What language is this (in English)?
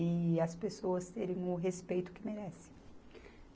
Portuguese